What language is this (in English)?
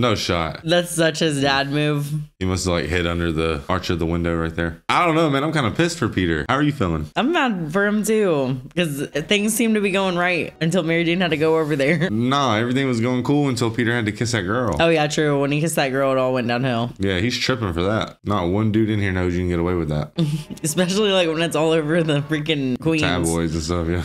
English